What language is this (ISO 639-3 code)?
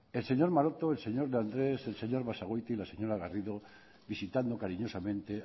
spa